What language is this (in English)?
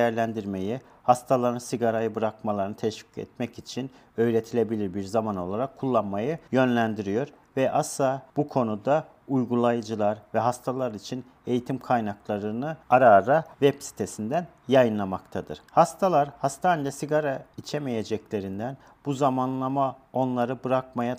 Turkish